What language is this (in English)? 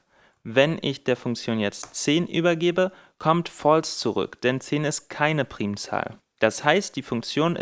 German